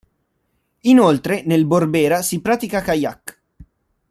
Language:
Italian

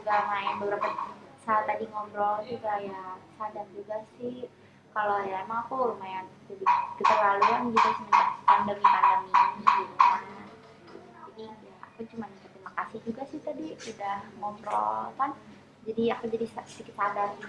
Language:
Indonesian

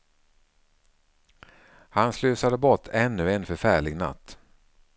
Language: Swedish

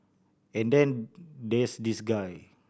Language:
English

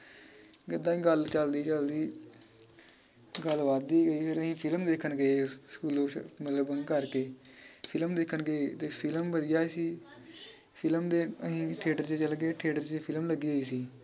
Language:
Punjabi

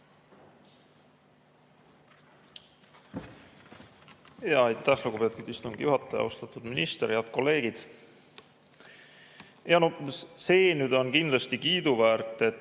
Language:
Estonian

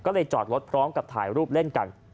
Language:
Thai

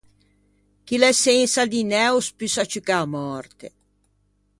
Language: Ligurian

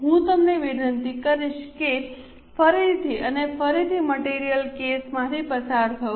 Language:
Gujarati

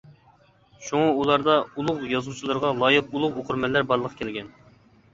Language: Uyghur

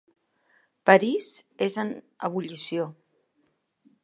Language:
Catalan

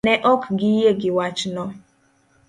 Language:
Luo (Kenya and Tanzania)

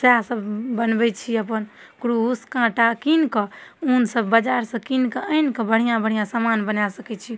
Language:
Maithili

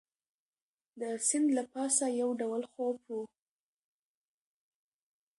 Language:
Pashto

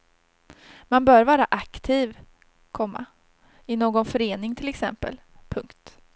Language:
Swedish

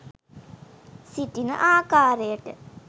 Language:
Sinhala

